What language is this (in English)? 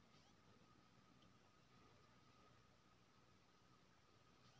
Maithili